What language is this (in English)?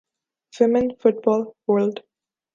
Urdu